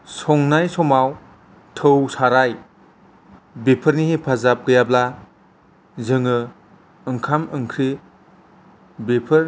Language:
Bodo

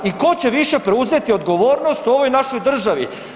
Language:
Croatian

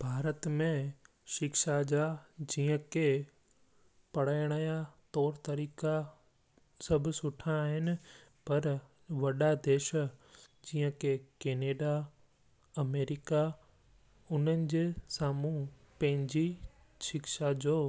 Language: Sindhi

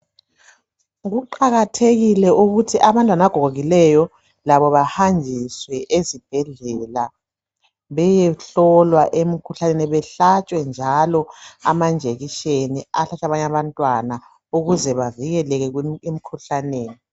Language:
North Ndebele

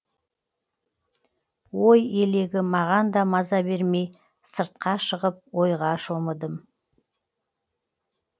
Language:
Kazakh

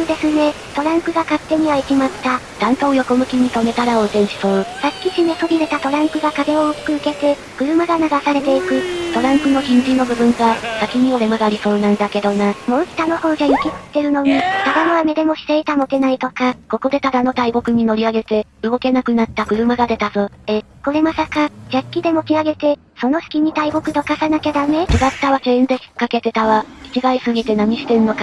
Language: Japanese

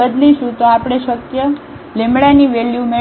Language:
Gujarati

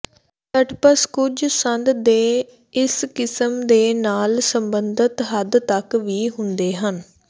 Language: Punjabi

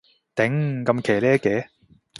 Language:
Cantonese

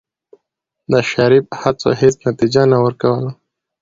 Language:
Pashto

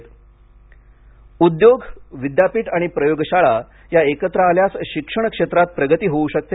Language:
Marathi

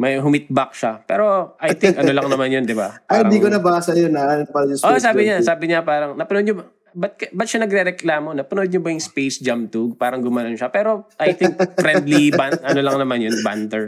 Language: Filipino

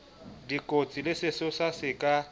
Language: Southern Sotho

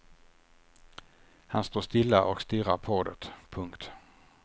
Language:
Swedish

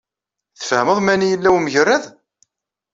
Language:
Kabyle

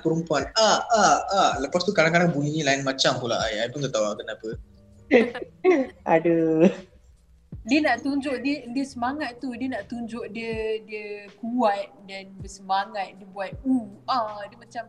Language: Malay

